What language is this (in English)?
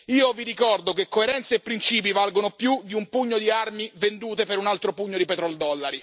Italian